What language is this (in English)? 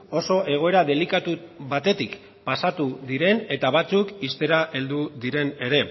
Basque